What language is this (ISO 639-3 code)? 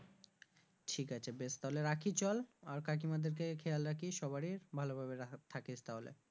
ben